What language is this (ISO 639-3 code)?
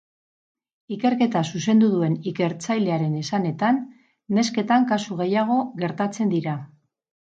eus